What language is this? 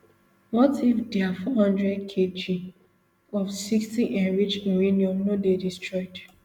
Nigerian Pidgin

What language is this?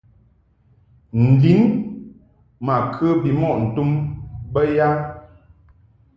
Mungaka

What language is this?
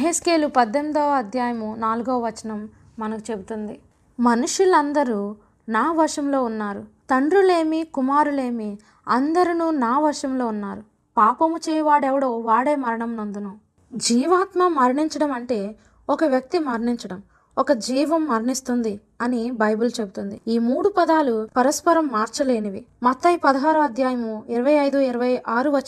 Telugu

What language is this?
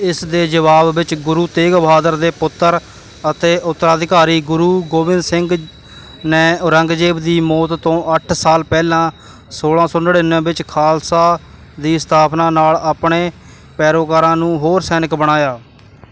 Punjabi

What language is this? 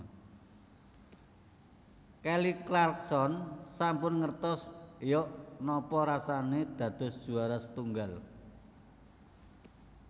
Javanese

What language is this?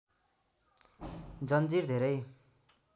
Nepali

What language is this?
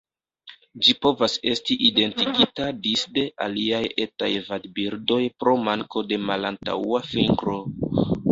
Esperanto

